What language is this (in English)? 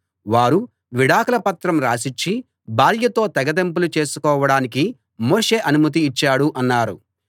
Telugu